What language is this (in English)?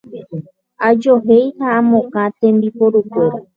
Guarani